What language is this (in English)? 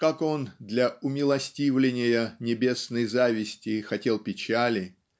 Russian